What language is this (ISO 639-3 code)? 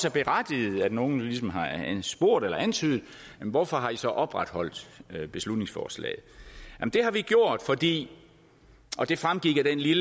dan